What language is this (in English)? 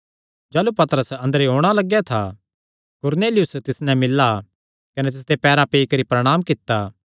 Kangri